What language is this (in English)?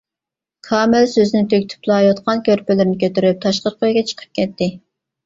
Uyghur